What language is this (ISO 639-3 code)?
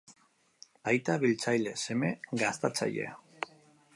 eus